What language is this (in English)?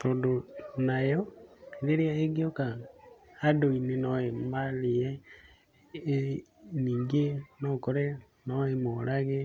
Kikuyu